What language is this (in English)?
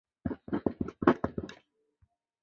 Chinese